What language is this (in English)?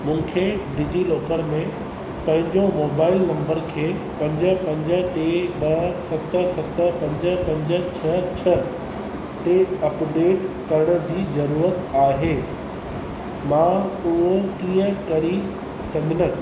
Sindhi